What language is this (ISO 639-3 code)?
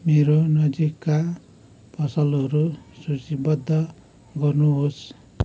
nep